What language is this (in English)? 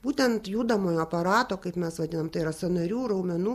Lithuanian